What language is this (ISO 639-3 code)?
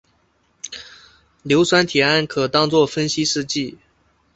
zho